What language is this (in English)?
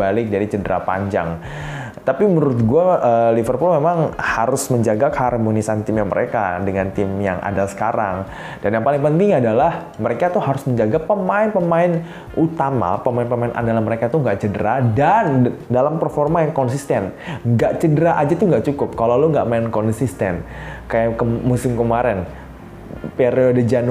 Indonesian